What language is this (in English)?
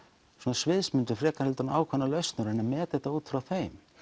Icelandic